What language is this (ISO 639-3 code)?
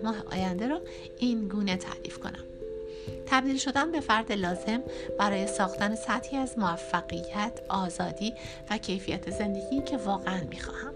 fas